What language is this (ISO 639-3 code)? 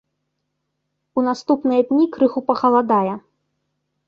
bel